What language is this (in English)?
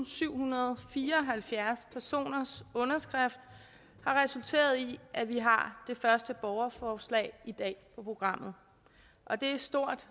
Danish